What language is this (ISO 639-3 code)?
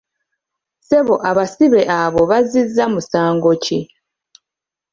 lug